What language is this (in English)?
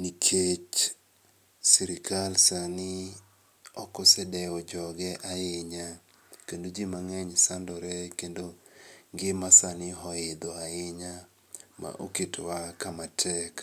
Luo (Kenya and Tanzania)